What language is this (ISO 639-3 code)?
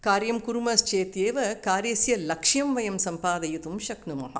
san